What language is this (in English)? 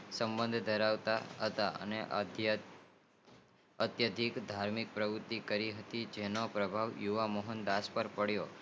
Gujarati